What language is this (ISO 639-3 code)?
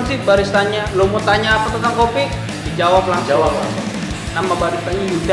ind